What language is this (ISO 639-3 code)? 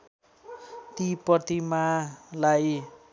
nep